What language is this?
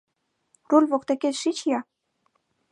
Mari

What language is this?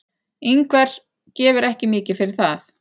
Icelandic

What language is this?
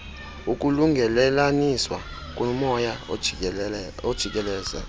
Xhosa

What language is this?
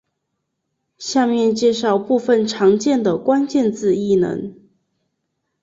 Chinese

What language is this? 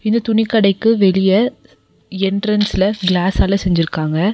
Tamil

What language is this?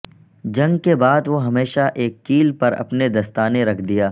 Urdu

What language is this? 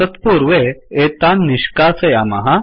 Sanskrit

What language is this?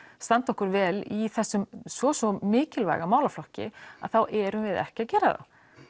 Icelandic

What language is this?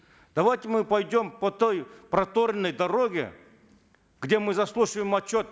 Kazakh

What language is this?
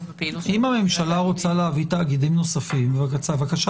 Hebrew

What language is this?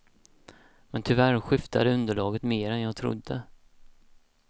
Swedish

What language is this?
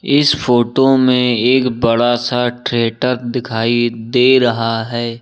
Hindi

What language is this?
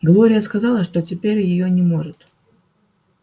Russian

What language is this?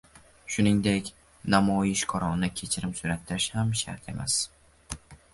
Uzbek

